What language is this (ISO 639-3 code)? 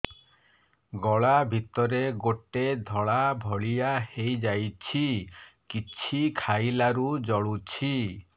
ori